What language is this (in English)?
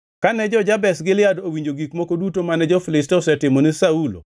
Luo (Kenya and Tanzania)